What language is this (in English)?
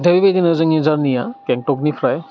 Bodo